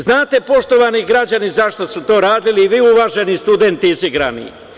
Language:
Serbian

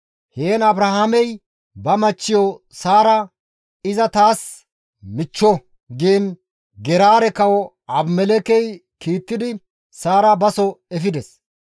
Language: Gamo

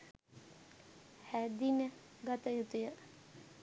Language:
Sinhala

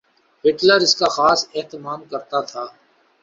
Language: Urdu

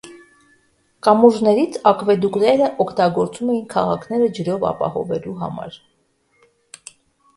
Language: Armenian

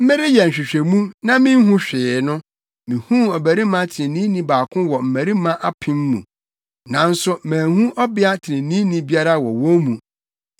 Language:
Akan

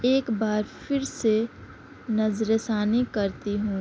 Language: Urdu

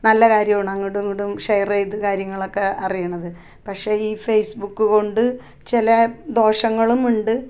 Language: Malayalam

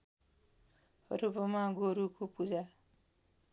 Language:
Nepali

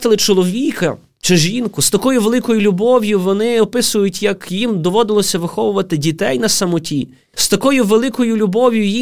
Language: Ukrainian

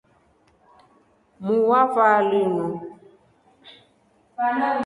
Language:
Rombo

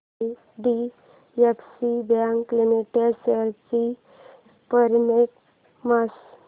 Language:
Marathi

